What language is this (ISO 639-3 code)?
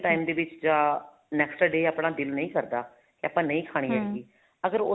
pan